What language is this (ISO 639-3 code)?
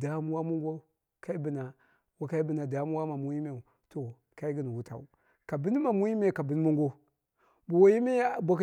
kna